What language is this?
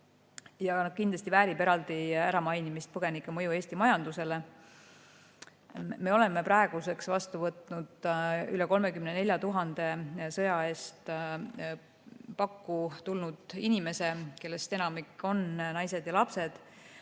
Estonian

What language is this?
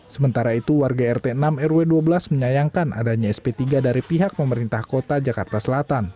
Indonesian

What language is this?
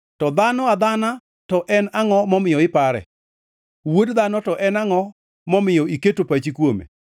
Luo (Kenya and Tanzania)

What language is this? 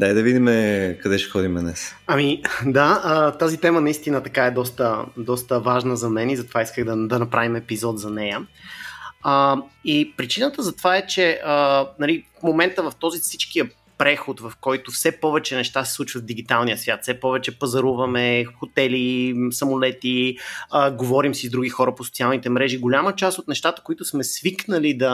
Bulgarian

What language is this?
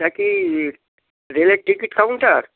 Bangla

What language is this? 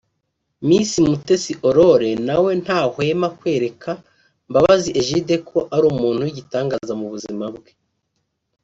Kinyarwanda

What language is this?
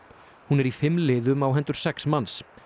Icelandic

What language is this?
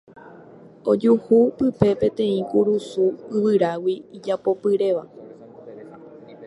Guarani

